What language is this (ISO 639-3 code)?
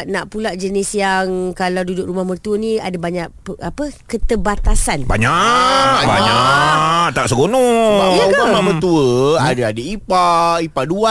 msa